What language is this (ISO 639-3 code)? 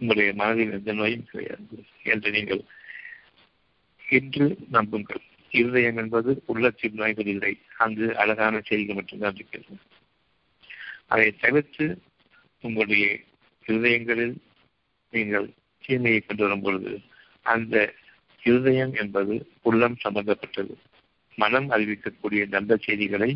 tam